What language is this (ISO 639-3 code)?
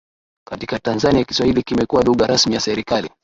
swa